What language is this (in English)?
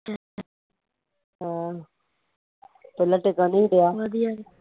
Punjabi